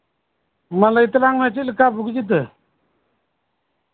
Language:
Santali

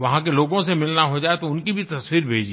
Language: Hindi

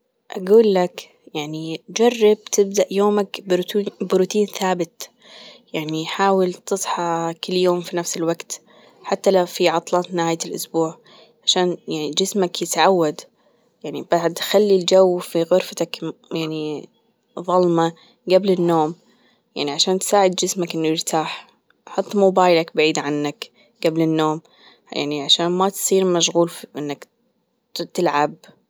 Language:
Gulf Arabic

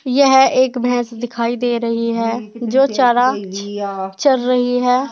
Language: Hindi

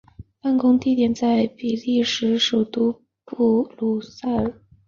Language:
Chinese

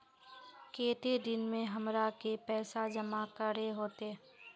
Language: Magahi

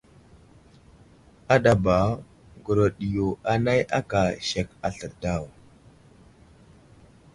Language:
Wuzlam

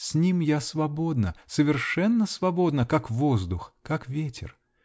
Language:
Russian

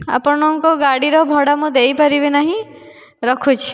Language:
Odia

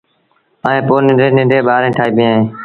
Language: Sindhi Bhil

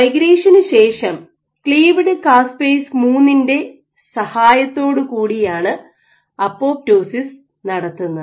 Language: Malayalam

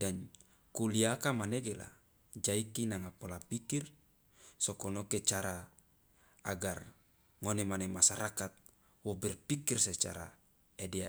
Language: Loloda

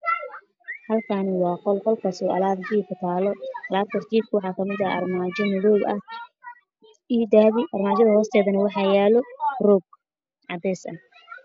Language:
Somali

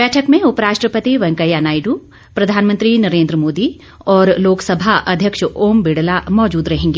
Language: Hindi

